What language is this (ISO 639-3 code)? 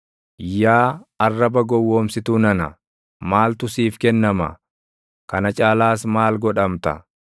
orm